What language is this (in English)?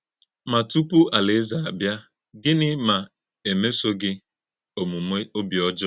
Igbo